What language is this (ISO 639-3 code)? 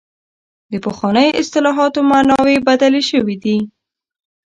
pus